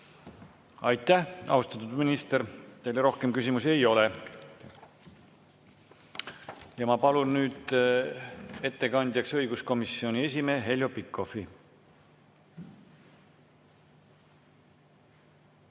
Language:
Estonian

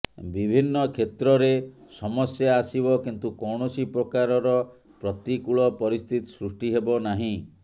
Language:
Odia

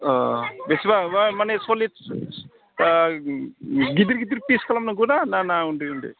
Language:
Bodo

